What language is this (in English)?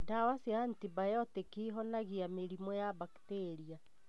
Kikuyu